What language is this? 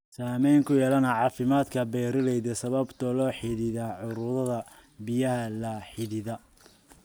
Somali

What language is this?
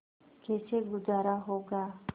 Hindi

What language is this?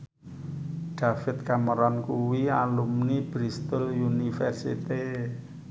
Javanese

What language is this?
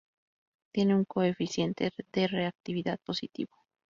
Spanish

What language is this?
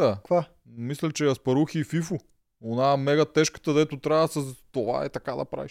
Bulgarian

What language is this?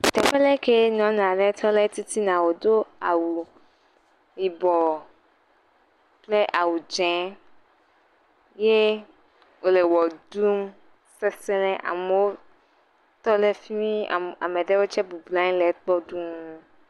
Ewe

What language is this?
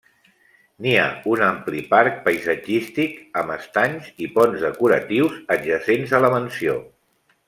Catalan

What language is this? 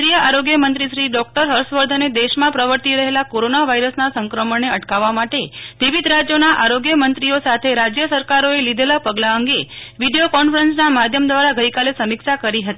Gujarati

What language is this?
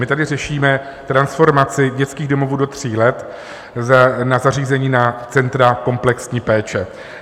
Czech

